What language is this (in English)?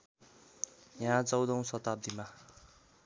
Nepali